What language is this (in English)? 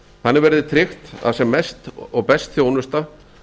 Icelandic